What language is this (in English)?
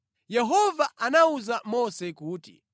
Nyanja